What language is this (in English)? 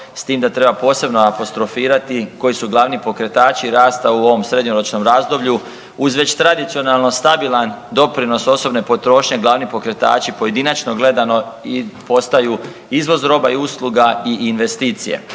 Croatian